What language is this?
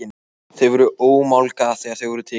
Icelandic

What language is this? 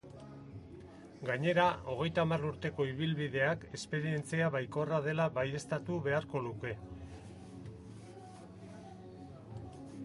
Basque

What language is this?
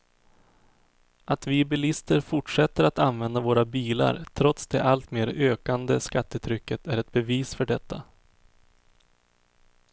Swedish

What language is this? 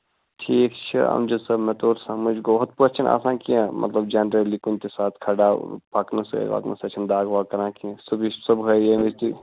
Kashmiri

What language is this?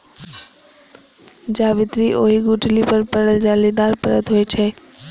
Maithili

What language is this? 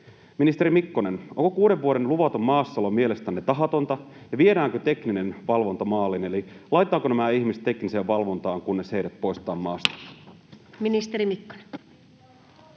Finnish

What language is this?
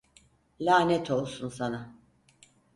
Turkish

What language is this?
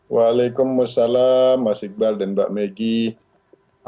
Indonesian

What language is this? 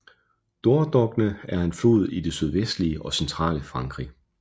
Danish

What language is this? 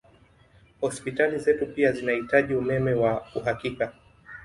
Swahili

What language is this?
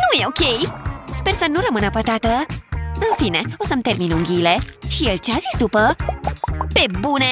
Romanian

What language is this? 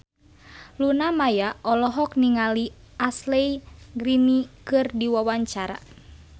Sundanese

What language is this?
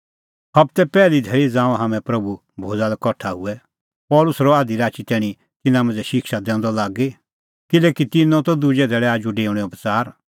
Kullu Pahari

